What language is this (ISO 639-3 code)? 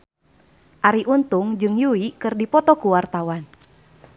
sun